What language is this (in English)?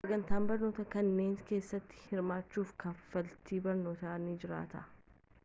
Oromo